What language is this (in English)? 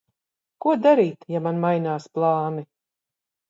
Latvian